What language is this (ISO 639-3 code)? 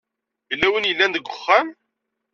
kab